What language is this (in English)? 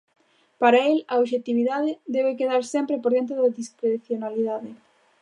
Galician